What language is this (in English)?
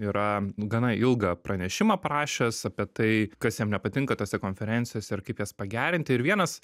Lithuanian